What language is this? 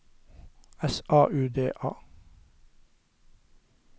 Norwegian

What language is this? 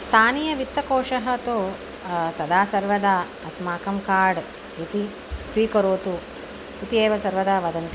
Sanskrit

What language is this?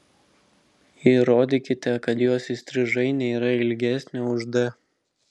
Lithuanian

